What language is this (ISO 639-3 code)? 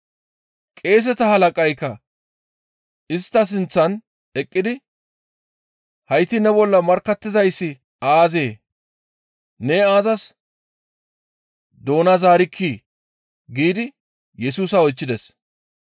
gmv